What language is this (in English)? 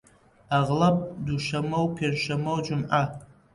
Central Kurdish